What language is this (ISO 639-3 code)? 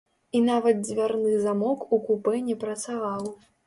bel